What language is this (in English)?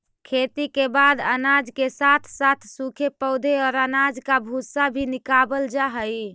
Magahi